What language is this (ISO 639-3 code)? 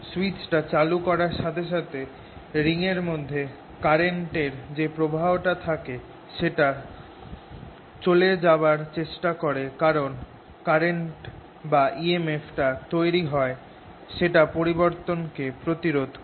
ben